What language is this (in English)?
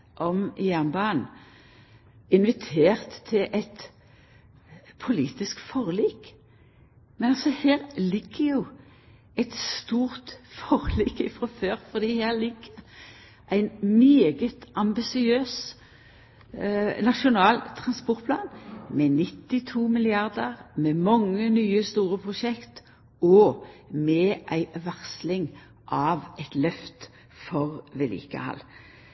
Norwegian Nynorsk